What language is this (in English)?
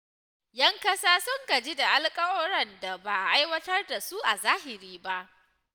Hausa